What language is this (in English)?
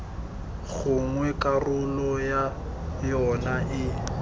Tswana